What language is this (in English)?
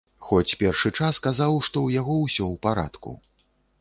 Belarusian